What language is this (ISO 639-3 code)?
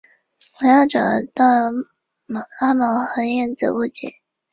zho